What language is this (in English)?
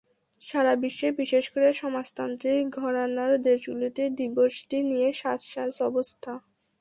Bangla